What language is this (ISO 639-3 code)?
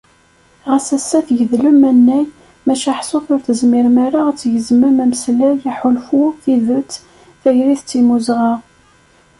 kab